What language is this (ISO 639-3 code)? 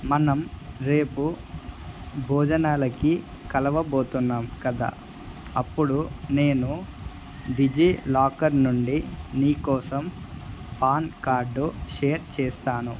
tel